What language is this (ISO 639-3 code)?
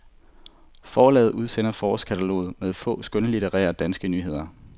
dan